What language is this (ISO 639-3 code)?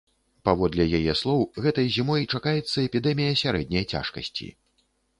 bel